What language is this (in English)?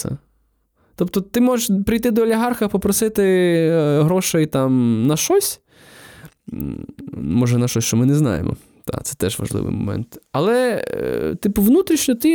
Ukrainian